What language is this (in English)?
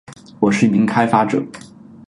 Chinese